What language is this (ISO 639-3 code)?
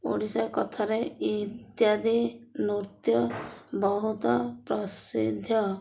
ori